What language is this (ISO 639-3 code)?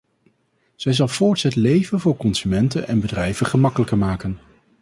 nld